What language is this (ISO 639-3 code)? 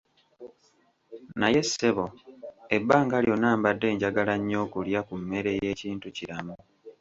lug